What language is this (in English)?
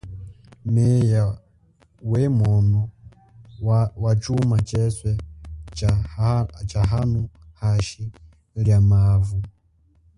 Chokwe